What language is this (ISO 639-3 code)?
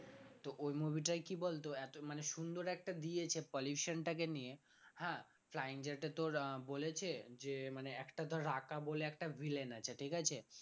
ben